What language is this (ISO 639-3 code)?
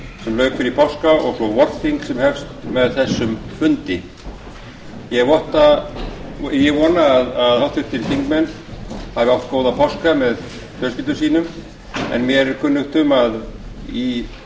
isl